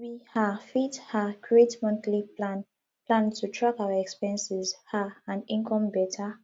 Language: Nigerian Pidgin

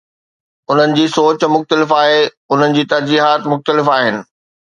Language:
Sindhi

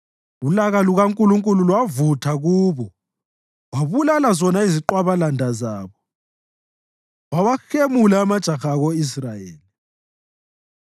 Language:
North Ndebele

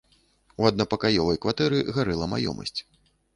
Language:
Belarusian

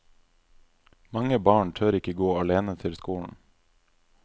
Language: Norwegian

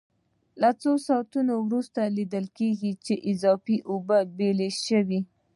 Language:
Pashto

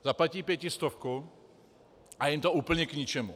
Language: Czech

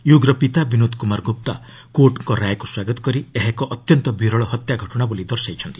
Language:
Odia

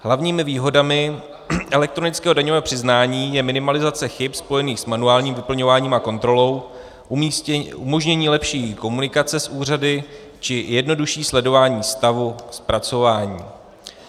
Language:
Czech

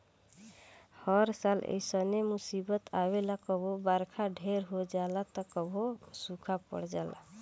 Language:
Bhojpuri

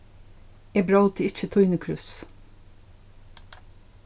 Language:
Faroese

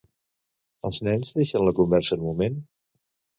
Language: Catalan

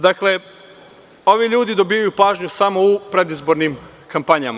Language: Serbian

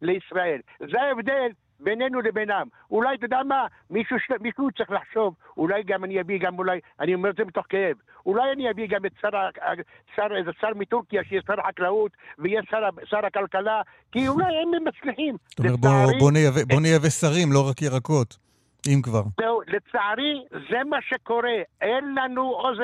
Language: Hebrew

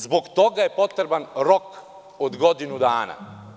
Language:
Serbian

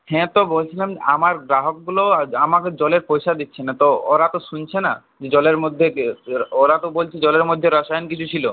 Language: Bangla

